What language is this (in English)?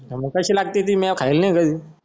Marathi